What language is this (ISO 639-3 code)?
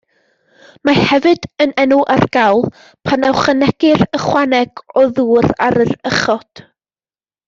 cym